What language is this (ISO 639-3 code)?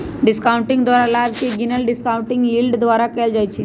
mag